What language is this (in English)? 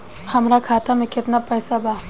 Bhojpuri